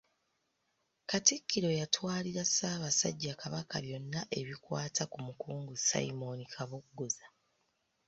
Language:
Ganda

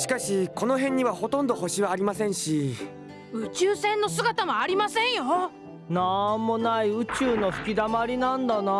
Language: Japanese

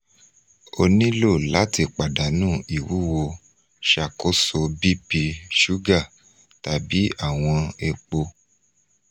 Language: Yoruba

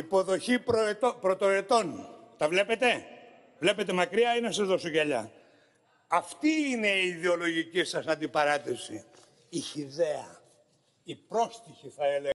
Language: Greek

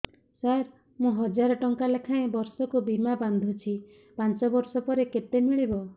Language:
Odia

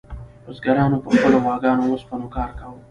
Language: Pashto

